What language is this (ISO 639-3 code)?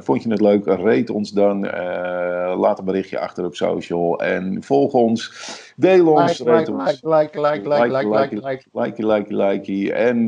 nld